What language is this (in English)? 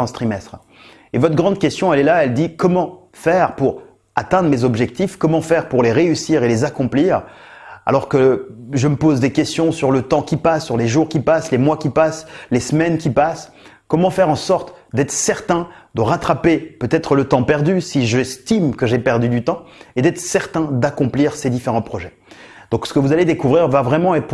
French